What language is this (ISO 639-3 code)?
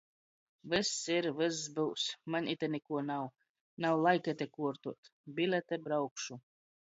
ltg